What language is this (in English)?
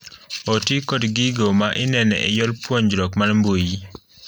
Luo (Kenya and Tanzania)